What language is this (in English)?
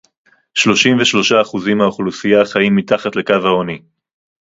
Hebrew